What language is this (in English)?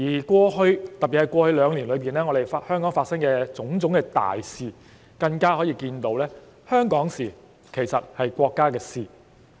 Cantonese